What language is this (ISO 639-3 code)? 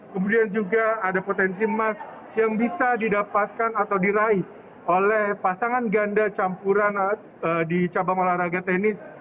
ind